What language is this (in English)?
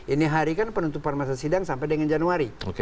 Indonesian